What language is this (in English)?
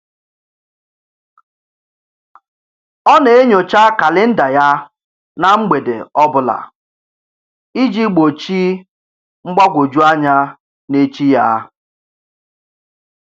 Igbo